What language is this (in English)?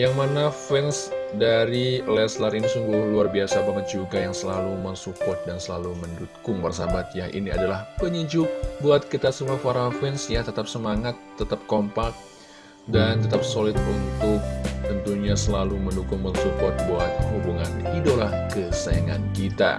Indonesian